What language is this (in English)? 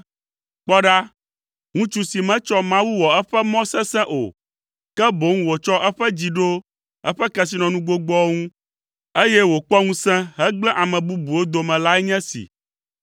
Ewe